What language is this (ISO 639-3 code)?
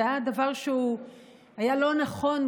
heb